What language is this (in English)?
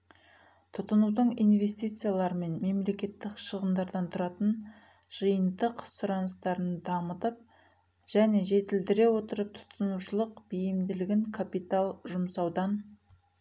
Kazakh